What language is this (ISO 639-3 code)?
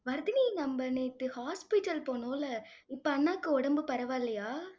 tam